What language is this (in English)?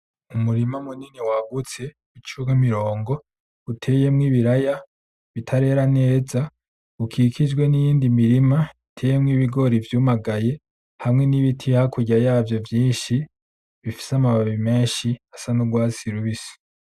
Rundi